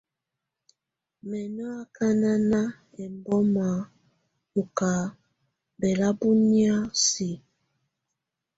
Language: Tunen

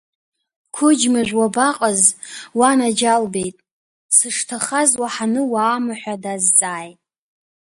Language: Abkhazian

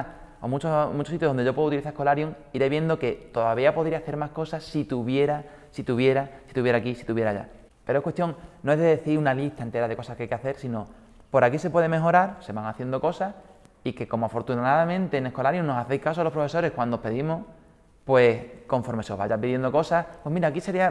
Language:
Spanish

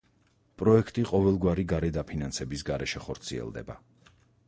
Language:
Georgian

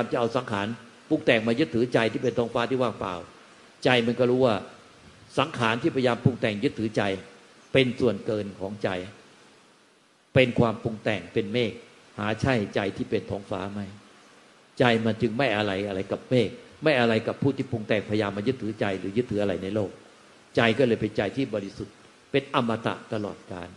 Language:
Thai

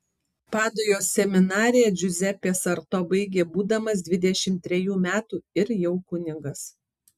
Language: Lithuanian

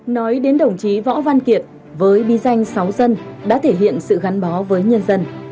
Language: Vietnamese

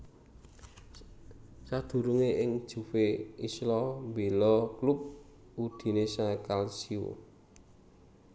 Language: Javanese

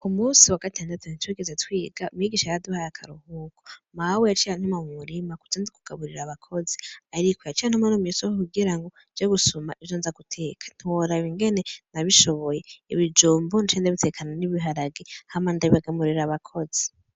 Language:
Rundi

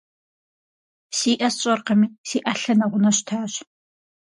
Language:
Kabardian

